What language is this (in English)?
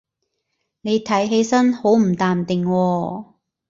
Cantonese